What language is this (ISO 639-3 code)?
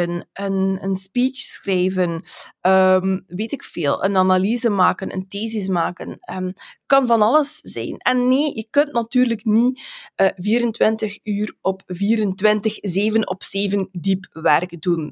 nld